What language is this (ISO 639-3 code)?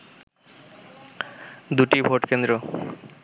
ben